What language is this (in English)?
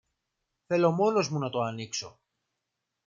Greek